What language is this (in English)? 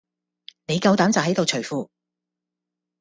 Cantonese